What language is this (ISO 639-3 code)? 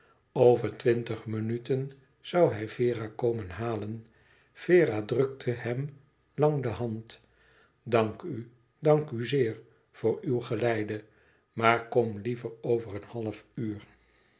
nld